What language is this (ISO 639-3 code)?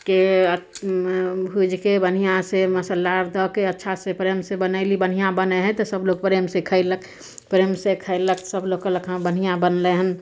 mai